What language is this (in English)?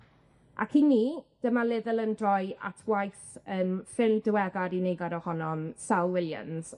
Welsh